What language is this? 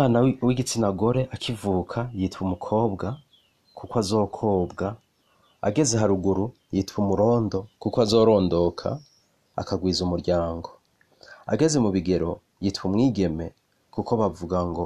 Swahili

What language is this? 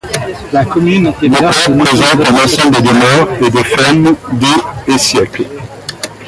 French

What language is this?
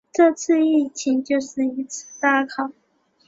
Chinese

